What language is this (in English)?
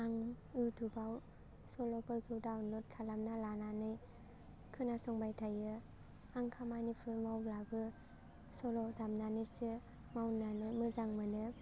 Bodo